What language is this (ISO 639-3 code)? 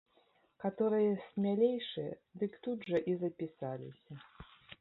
bel